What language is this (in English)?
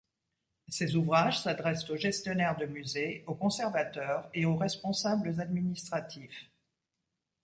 French